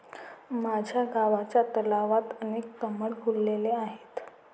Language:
Marathi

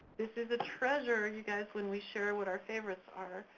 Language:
English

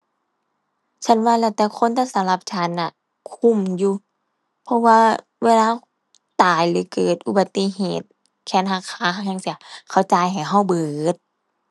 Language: Thai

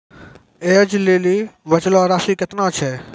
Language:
Maithili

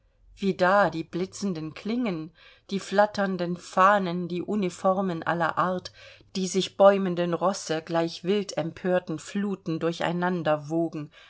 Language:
German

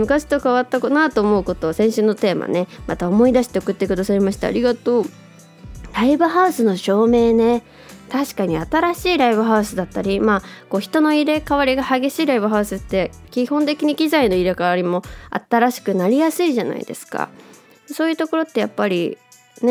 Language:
Japanese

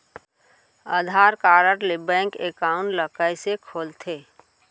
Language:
Chhattisgarhi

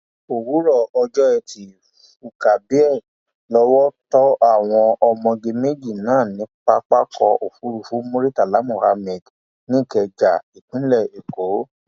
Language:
Yoruba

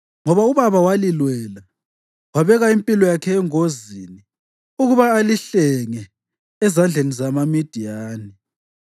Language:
North Ndebele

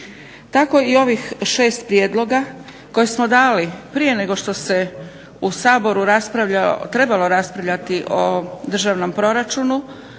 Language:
Croatian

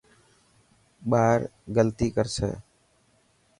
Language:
Dhatki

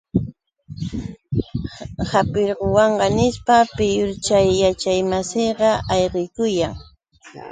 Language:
Yauyos Quechua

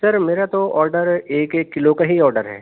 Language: Urdu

